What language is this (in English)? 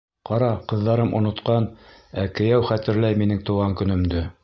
Bashkir